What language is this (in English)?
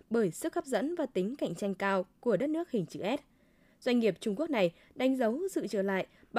Vietnamese